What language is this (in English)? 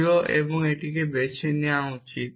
Bangla